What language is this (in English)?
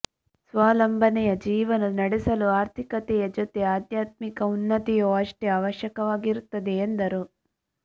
Kannada